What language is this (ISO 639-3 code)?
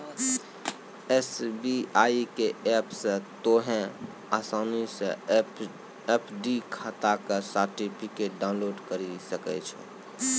mai